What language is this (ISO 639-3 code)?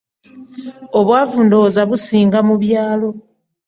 lug